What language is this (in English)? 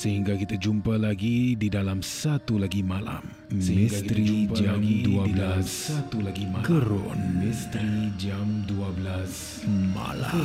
Malay